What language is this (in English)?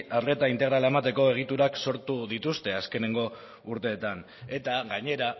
Basque